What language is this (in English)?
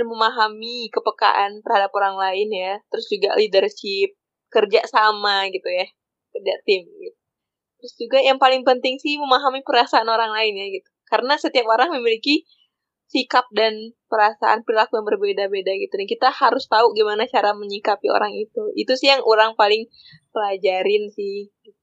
Indonesian